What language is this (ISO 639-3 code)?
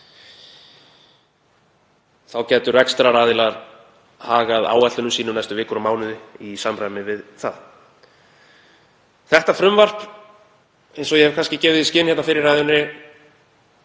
isl